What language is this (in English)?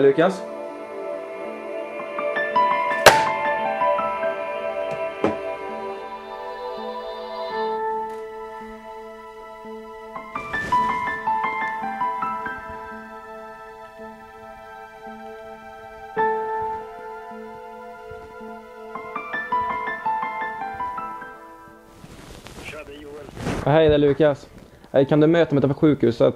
Swedish